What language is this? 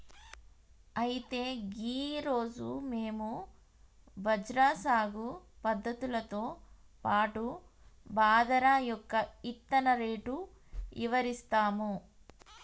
Telugu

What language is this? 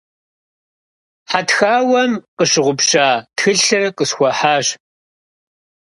Kabardian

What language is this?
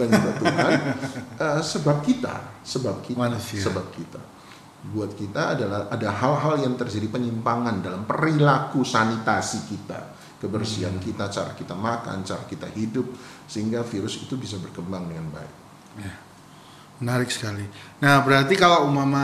Indonesian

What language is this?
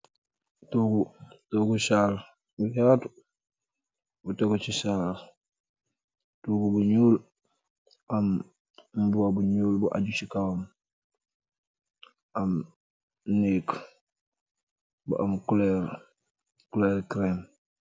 Wolof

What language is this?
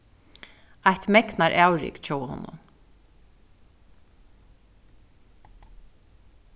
Faroese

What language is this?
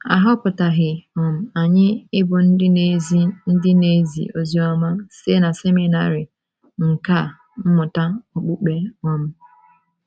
Igbo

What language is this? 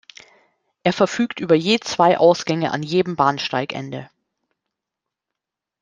German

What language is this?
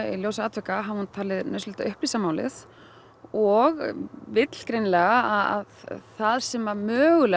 Icelandic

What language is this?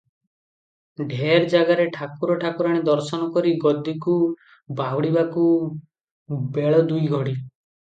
Odia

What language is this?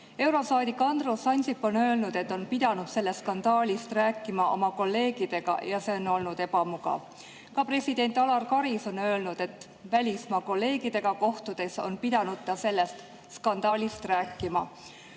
Estonian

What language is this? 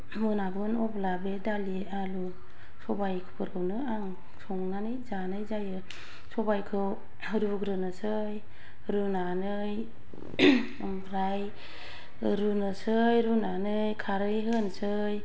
Bodo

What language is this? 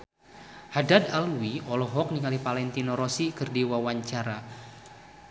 Sundanese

